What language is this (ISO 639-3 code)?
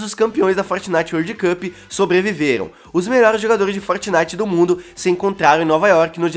por